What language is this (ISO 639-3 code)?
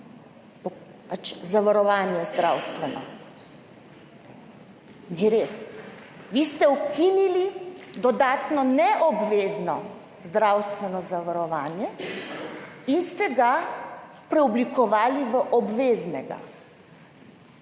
slv